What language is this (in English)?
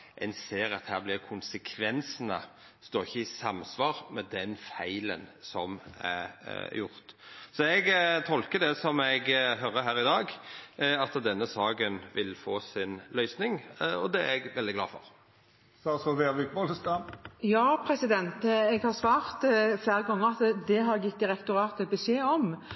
Norwegian